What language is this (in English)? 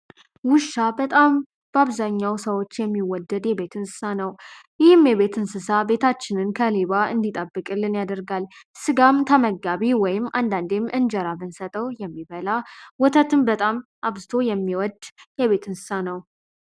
Amharic